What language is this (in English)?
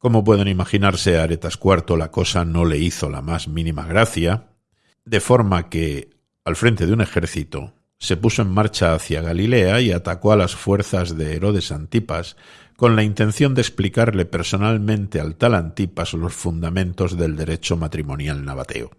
Spanish